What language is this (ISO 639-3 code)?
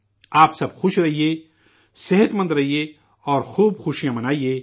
urd